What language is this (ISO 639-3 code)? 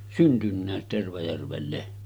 fin